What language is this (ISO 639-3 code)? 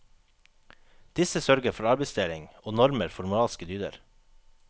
nor